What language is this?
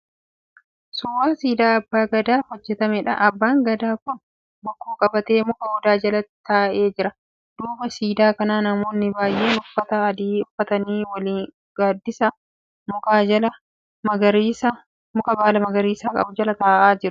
Oromo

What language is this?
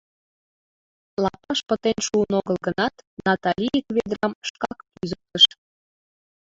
Mari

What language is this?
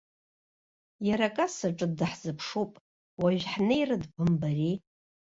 Abkhazian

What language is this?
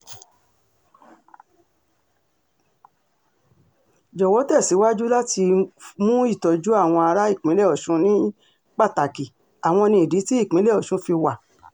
Yoruba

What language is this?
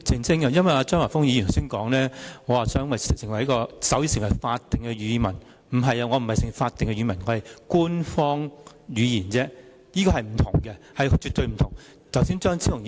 Cantonese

